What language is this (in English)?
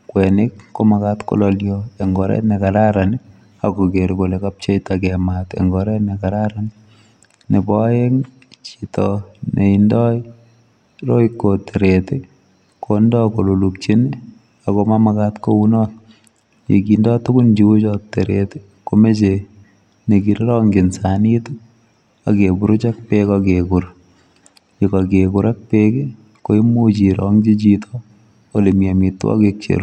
Kalenjin